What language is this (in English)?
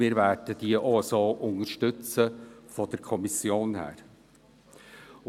Swiss German